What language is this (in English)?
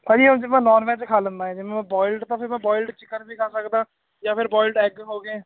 Punjabi